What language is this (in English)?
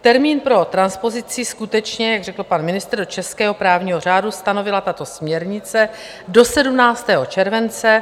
Czech